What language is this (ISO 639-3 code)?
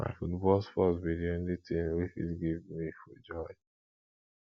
pcm